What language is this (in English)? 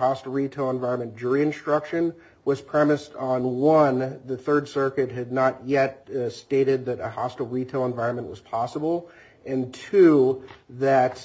English